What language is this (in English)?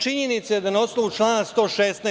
Serbian